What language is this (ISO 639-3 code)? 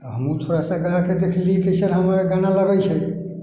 mai